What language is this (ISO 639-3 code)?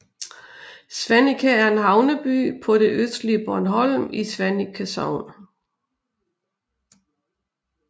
dan